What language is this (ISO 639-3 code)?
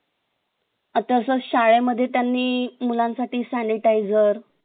mar